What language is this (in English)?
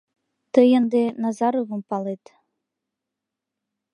Mari